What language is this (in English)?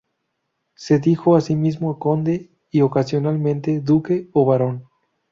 Spanish